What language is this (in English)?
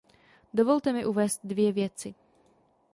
Czech